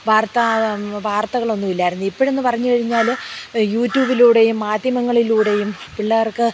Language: Malayalam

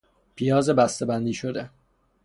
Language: Persian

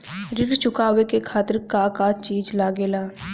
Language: Bhojpuri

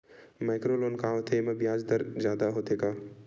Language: Chhattisgarhi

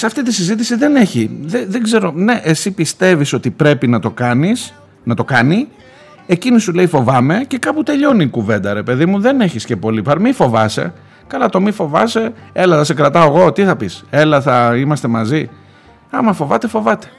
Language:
Greek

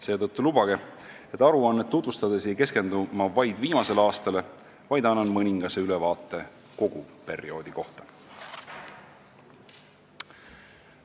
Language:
Estonian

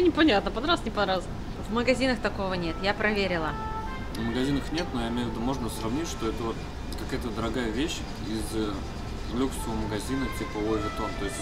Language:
Russian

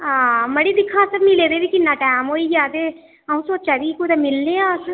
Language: Dogri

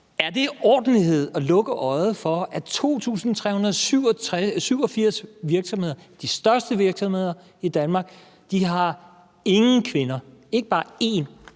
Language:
Danish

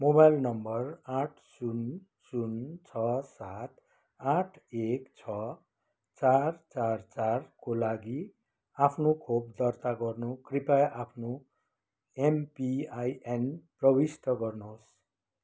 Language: Nepali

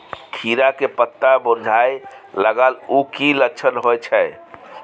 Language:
Maithili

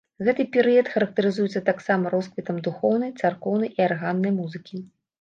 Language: Belarusian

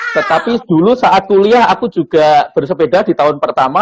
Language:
Indonesian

